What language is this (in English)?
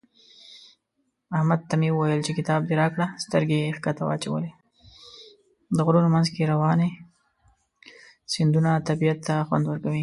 Pashto